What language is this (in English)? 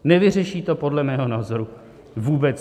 Czech